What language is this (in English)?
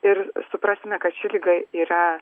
Lithuanian